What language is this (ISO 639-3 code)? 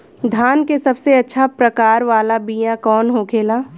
bho